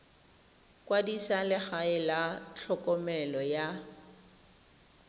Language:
Tswana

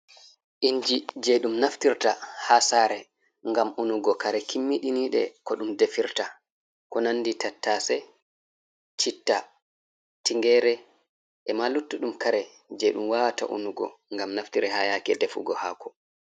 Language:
Fula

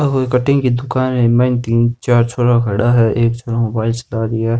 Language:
Rajasthani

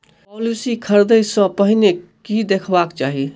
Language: Maithili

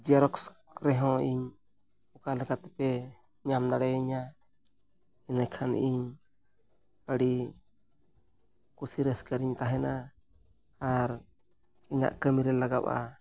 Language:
Santali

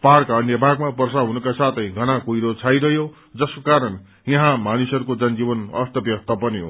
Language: Nepali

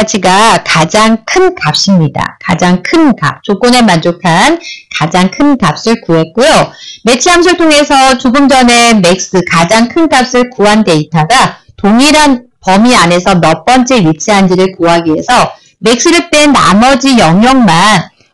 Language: Korean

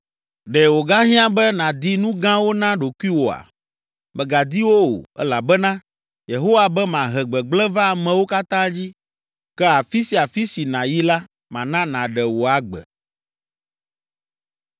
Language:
Ewe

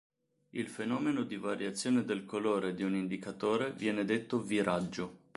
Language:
Italian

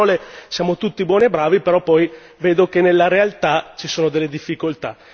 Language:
Italian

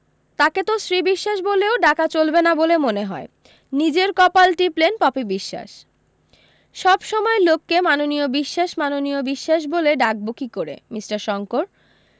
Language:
Bangla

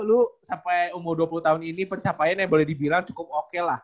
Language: Indonesian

